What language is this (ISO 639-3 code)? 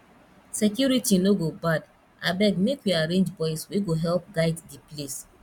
pcm